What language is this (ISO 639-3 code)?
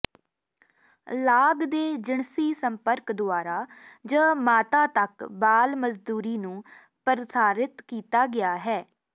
pan